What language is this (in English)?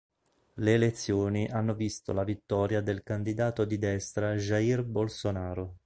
Italian